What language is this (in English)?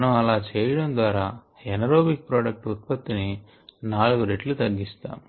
Telugu